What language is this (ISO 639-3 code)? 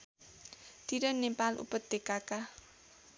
nep